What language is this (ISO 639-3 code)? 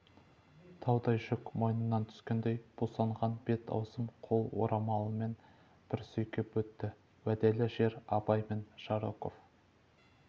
kaz